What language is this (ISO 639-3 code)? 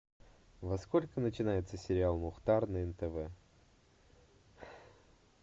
rus